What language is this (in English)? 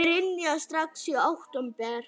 Icelandic